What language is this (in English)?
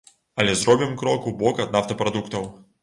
Belarusian